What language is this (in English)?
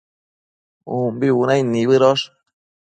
Matsés